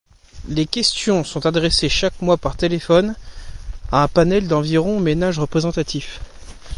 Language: French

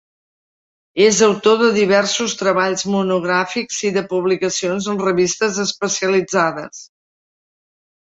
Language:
Catalan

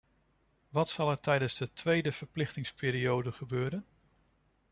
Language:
Dutch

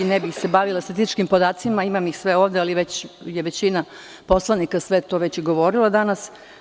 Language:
Serbian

